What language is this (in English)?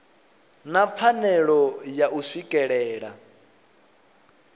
Venda